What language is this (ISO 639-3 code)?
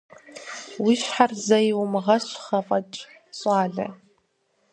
kbd